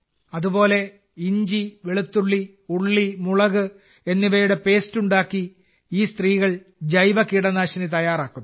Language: Malayalam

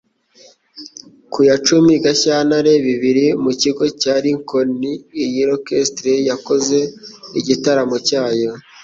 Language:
Kinyarwanda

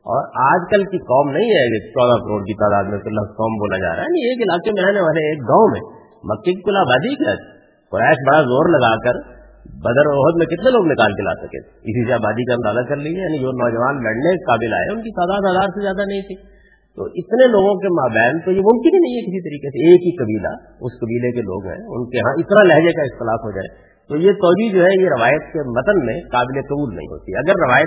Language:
Urdu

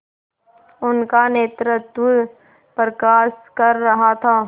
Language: Hindi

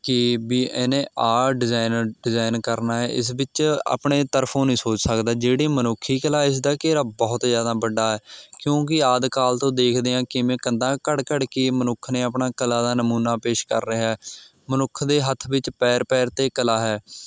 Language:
Punjabi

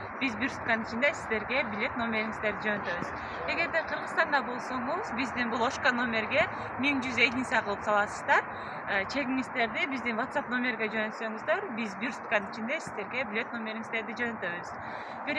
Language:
Turkish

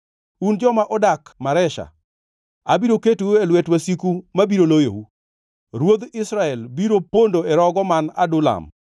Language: Luo (Kenya and Tanzania)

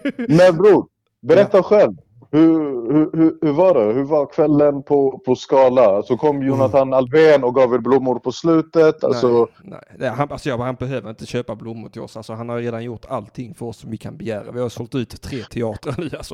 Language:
Swedish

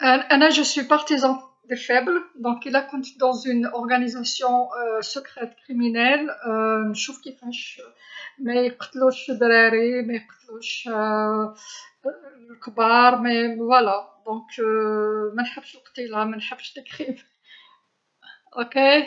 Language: Algerian Arabic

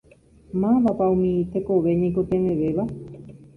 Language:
Guarani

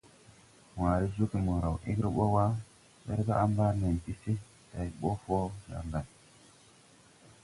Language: Tupuri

